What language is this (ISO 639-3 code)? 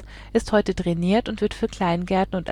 deu